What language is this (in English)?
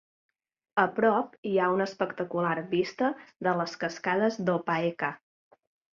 Catalan